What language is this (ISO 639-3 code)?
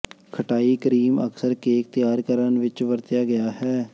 pan